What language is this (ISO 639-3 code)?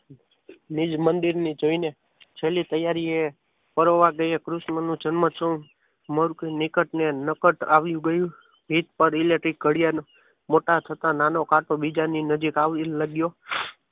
guj